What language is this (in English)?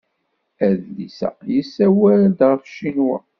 Kabyle